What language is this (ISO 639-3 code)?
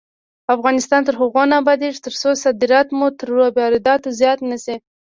pus